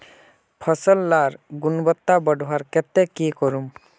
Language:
Magahi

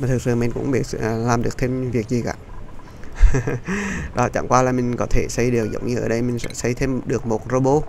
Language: Vietnamese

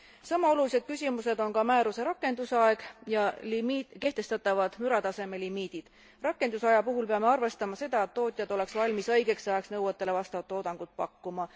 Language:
Estonian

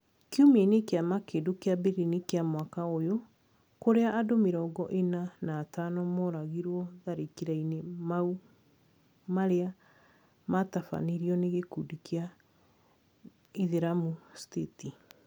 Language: Kikuyu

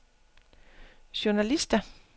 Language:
Danish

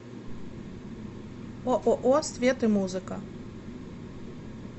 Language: Russian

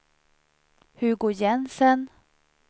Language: Swedish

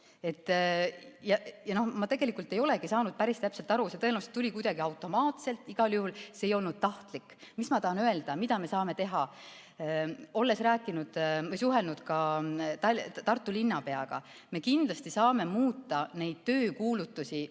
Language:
Estonian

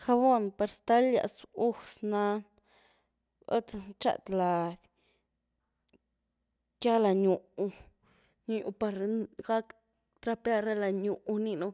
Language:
Güilá Zapotec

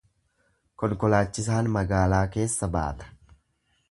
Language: Oromo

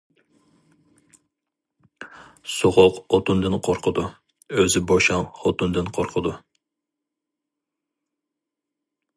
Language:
Uyghur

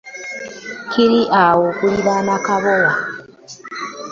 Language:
Ganda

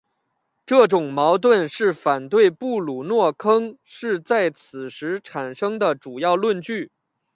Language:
Chinese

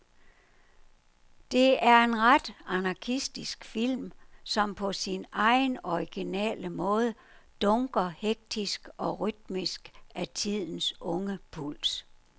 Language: Danish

